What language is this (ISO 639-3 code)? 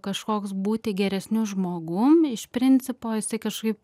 lit